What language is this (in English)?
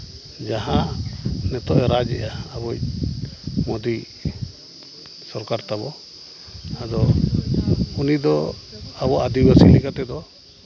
Santali